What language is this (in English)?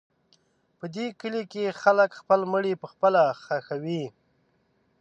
Pashto